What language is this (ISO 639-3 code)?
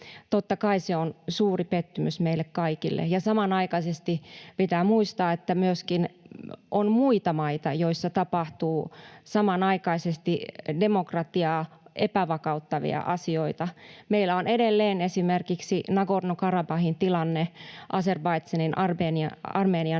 fin